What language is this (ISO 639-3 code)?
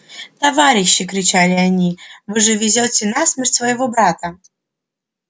rus